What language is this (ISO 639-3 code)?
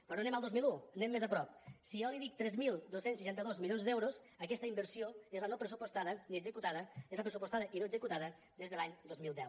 cat